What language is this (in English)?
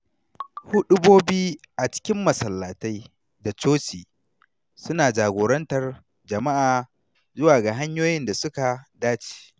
Hausa